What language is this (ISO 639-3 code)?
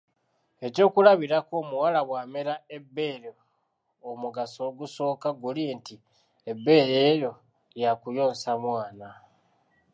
lug